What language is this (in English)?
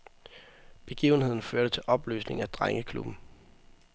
Danish